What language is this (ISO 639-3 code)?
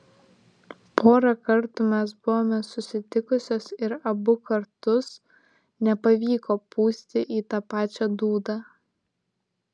lit